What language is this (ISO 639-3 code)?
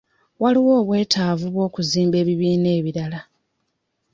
lug